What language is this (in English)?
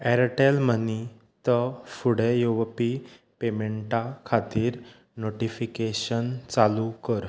Konkani